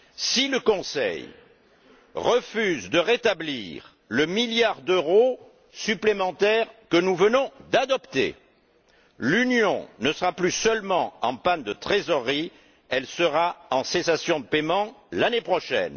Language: French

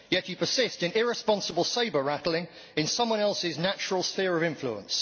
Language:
English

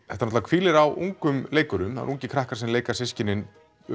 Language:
Icelandic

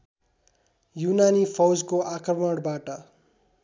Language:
Nepali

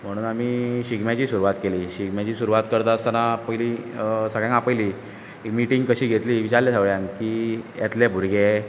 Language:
Konkani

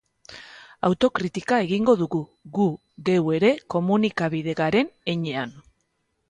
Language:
Basque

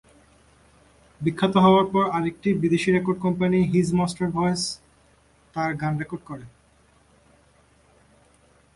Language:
Bangla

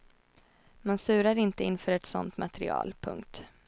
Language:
Swedish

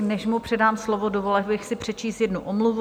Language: Czech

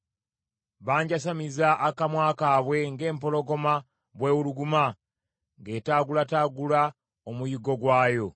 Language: Ganda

